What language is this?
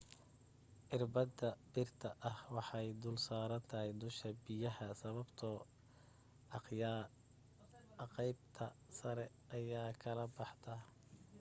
Somali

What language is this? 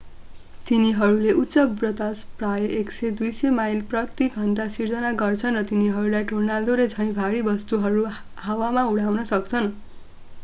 Nepali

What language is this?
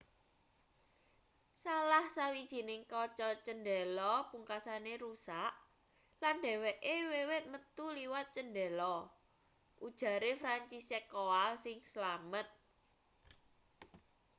Javanese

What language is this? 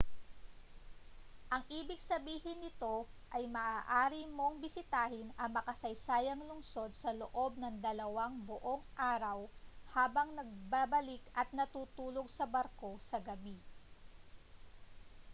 Filipino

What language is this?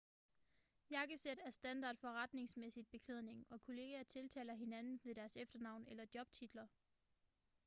Danish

